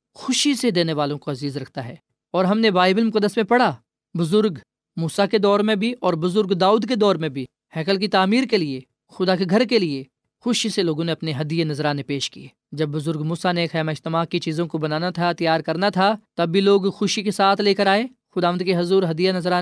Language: Urdu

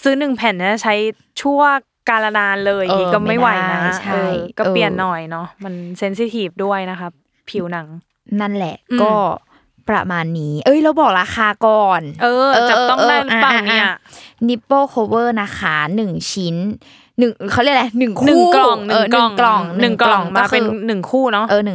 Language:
Thai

